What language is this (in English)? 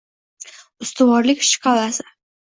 Uzbek